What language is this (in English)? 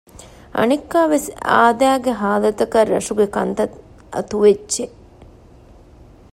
Divehi